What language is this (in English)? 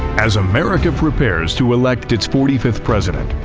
English